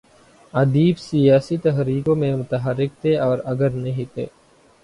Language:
Urdu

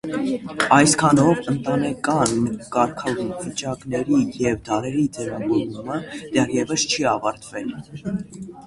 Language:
Armenian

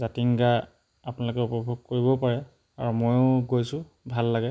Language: Assamese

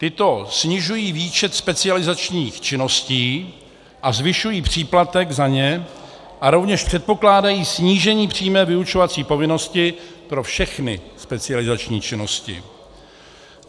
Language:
Czech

